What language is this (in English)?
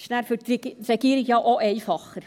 Swiss German